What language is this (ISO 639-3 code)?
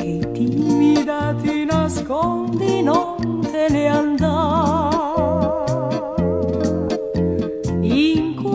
spa